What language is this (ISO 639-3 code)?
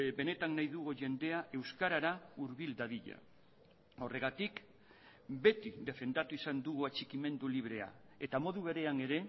eus